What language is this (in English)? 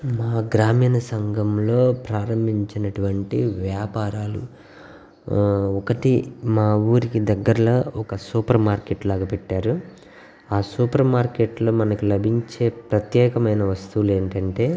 Telugu